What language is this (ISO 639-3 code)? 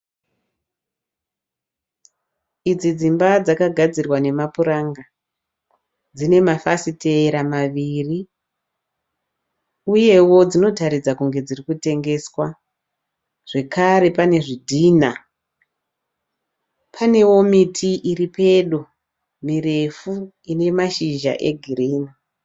sna